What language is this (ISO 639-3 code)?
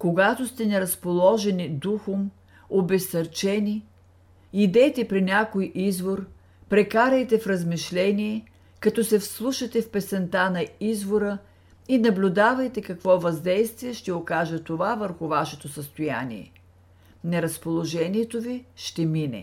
bul